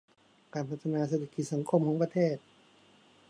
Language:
Thai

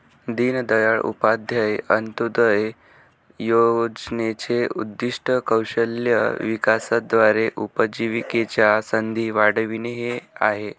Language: Marathi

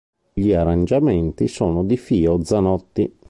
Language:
Italian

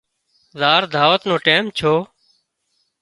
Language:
Wadiyara Koli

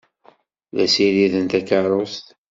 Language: Kabyle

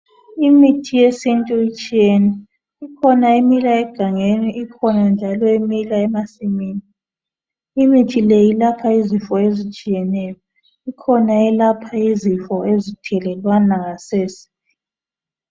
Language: North Ndebele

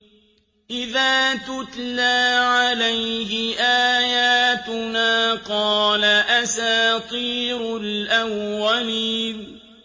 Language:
Arabic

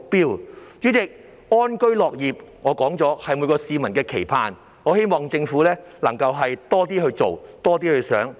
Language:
Cantonese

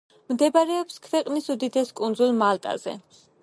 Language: Georgian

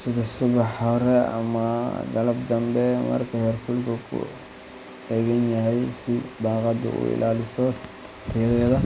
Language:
Somali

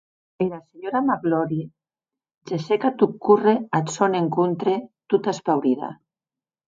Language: Occitan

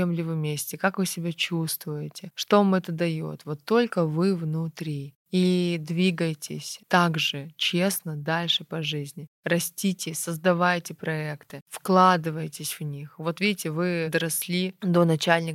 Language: Russian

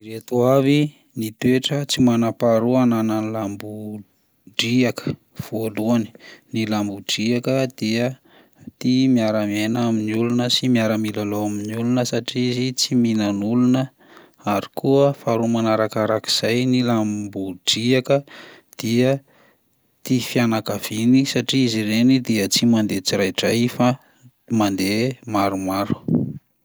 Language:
Malagasy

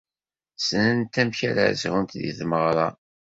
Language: Kabyle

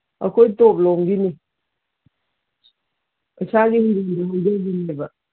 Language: Manipuri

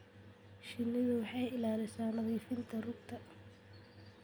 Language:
Somali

